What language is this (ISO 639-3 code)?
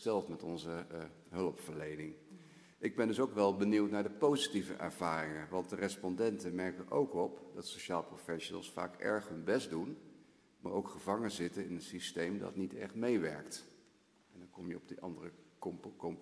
nld